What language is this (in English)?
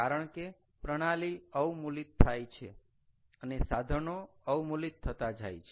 Gujarati